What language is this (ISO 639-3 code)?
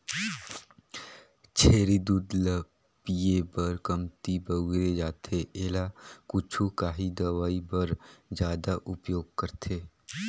hne